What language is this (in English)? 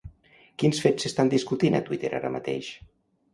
Catalan